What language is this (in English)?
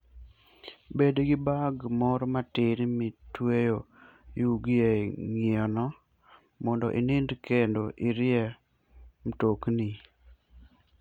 Luo (Kenya and Tanzania)